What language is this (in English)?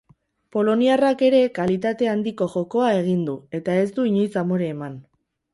Basque